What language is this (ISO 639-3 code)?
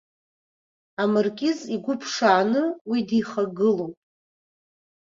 abk